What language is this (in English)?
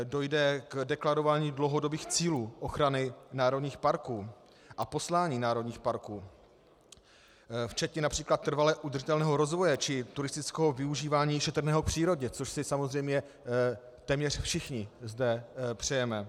Czech